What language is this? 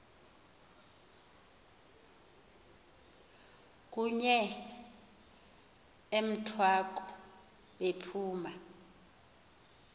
Xhosa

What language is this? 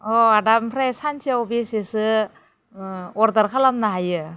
Bodo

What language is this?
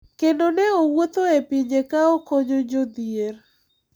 Luo (Kenya and Tanzania)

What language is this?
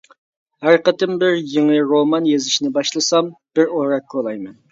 Uyghur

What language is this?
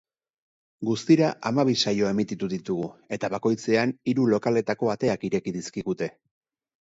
Basque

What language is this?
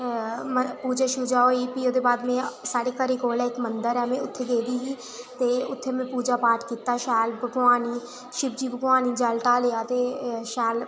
Dogri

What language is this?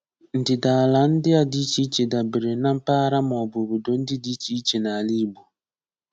Igbo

